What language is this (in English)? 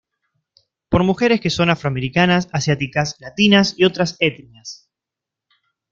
Spanish